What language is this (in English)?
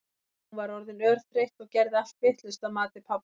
Icelandic